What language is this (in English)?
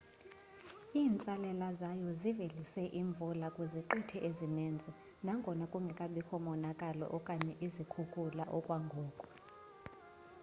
Xhosa